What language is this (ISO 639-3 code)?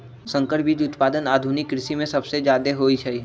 mag